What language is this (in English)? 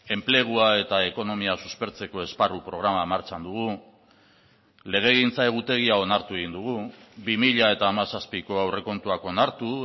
Basque